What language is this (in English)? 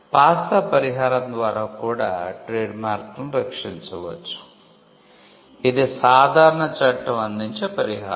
Telugu